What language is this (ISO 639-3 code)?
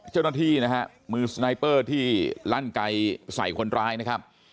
tha